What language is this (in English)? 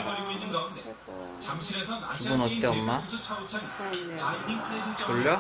Korean